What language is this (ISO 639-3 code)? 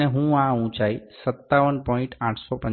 guj